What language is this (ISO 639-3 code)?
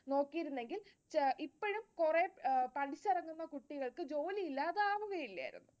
mal